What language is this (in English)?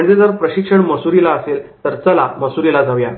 Marathi